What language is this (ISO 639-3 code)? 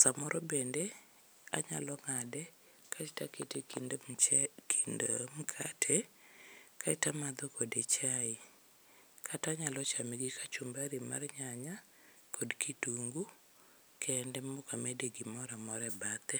luo